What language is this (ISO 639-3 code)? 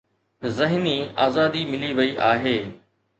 snd